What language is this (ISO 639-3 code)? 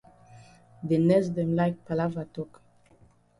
wes